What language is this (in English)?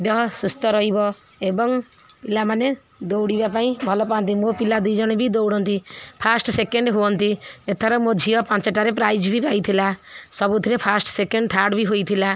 Odia